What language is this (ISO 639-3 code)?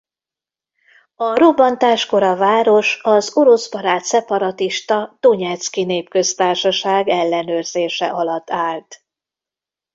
hun